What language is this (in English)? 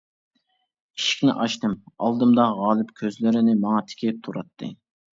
Uyghur